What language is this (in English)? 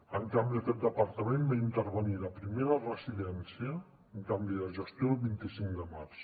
Catalan